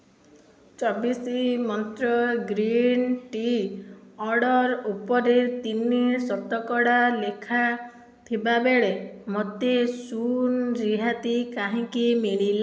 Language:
Odia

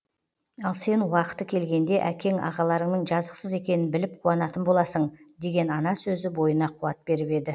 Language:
Kazakh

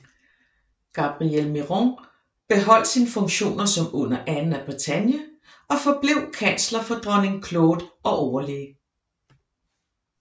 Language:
Danish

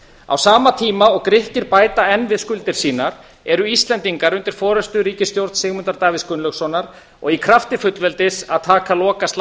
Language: Icelandic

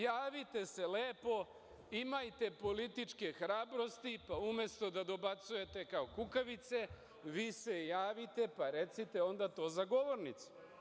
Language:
Serbian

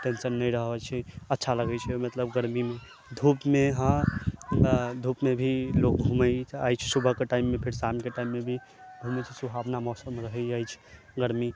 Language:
Maithili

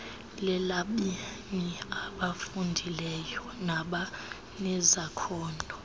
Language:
Xhosa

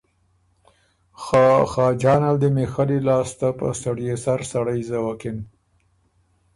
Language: Ormuri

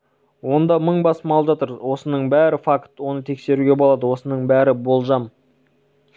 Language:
Kazakh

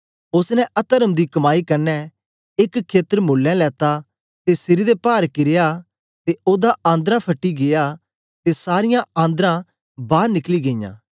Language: Dogri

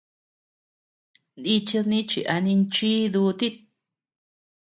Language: Tepeuxila Cuicatec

